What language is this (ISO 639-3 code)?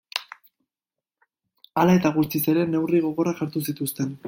eus